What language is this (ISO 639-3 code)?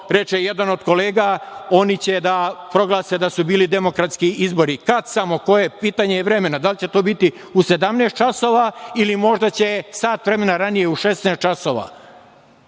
srp